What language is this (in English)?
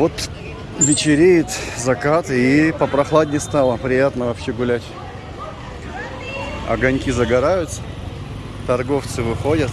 Russian